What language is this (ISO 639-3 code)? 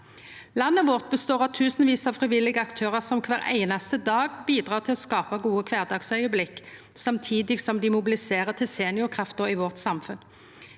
nor